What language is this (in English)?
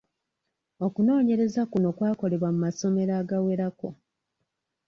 Ganda